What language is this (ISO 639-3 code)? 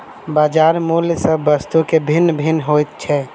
mai